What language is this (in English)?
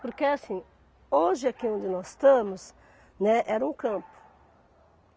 Portuguese